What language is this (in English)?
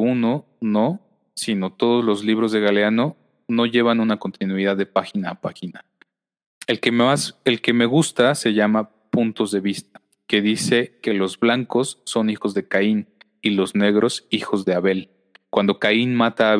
Spanish